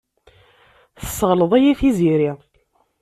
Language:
Kabyle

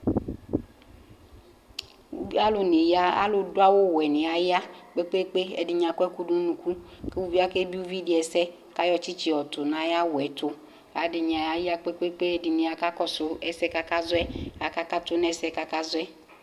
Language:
Ikposo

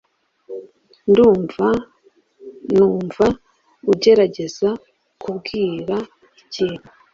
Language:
Kinyarwanda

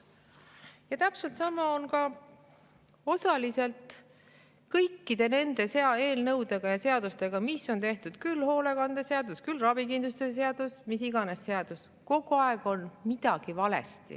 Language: Estonian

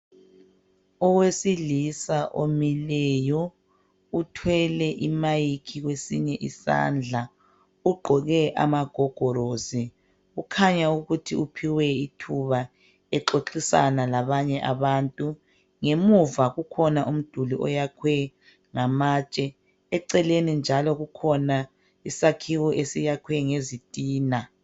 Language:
North Ndebele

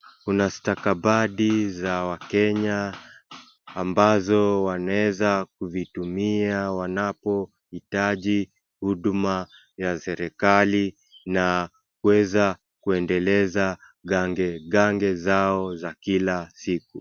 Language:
Swahili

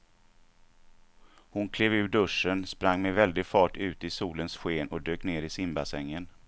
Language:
Swedish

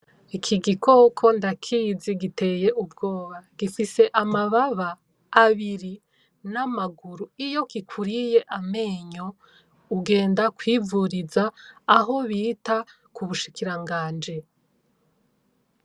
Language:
Rundi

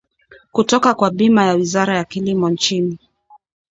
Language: Swahili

